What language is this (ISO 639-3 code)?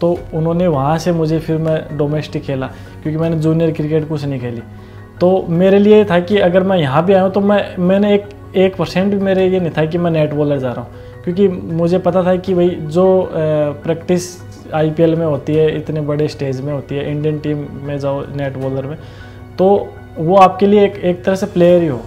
hin